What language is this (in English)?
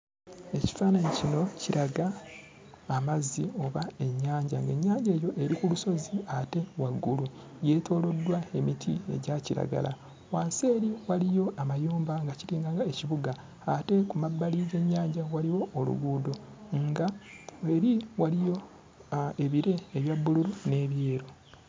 Ganda